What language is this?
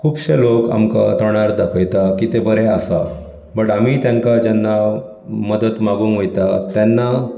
Konkani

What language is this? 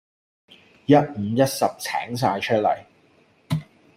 Cantonese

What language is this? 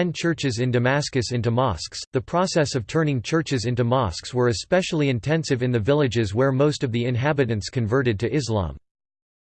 English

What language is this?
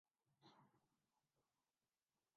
Urdu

